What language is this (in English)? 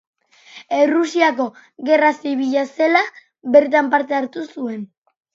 Basque